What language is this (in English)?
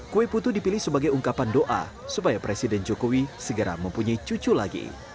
Indonesian